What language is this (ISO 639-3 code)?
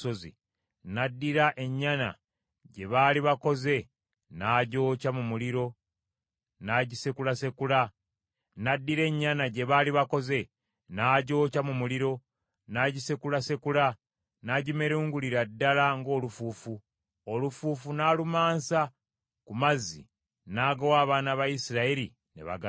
lug